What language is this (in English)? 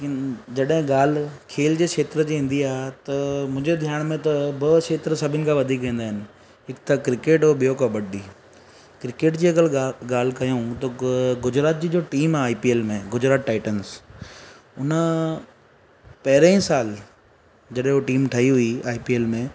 Sindhi